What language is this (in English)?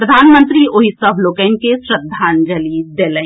Maithili